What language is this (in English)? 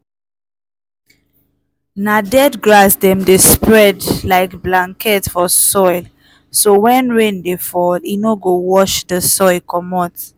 Nigerian Pidgin